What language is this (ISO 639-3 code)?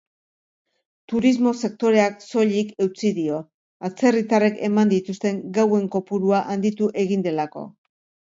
eus